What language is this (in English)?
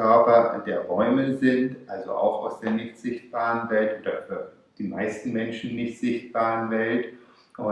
German